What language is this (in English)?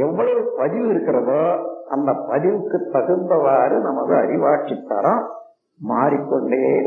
Tamil